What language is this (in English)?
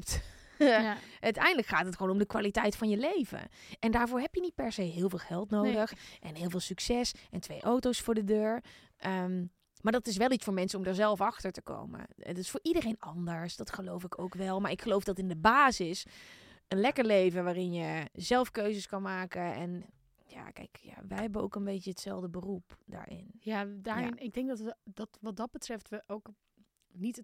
Dutch